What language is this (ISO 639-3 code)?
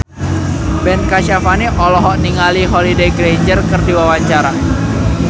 sun